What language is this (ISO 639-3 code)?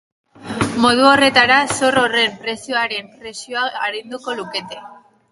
eus